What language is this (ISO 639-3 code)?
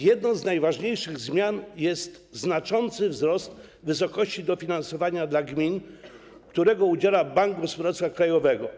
pol